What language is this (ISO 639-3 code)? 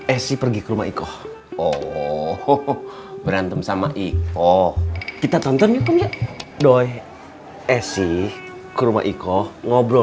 ind